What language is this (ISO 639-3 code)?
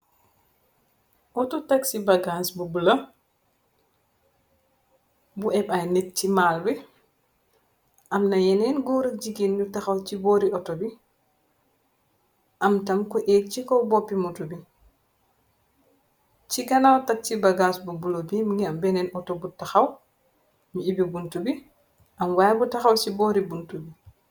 wol